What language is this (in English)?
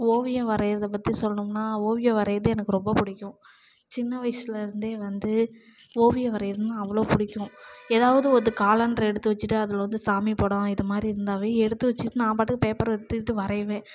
Tamil